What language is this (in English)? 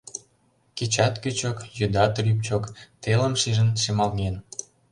Mari